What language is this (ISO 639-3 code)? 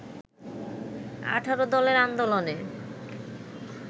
ben